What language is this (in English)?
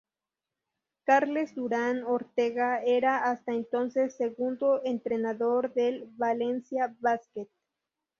Spanish